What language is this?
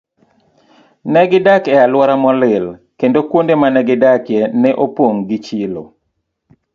Luo (Kenya and Tanzania)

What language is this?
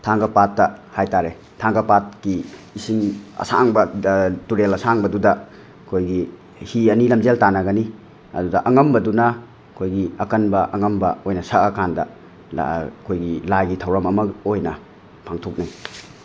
Manipuri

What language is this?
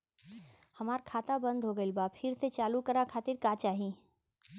Bhojpuri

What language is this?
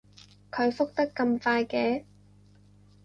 Cantonese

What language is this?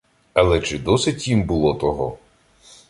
Ukrainian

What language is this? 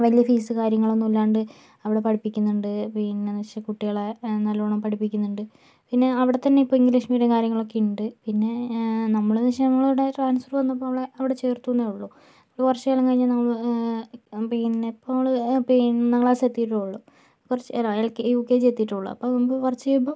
Malayalam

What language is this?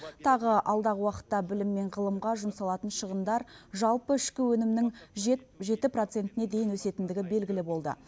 Kazakh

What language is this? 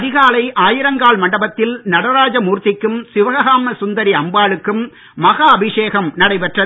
Tamil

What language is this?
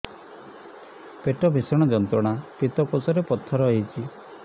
Odia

